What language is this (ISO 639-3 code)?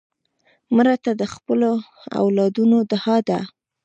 pus